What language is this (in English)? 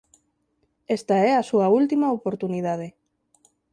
Galician